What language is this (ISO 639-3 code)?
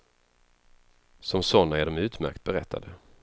swe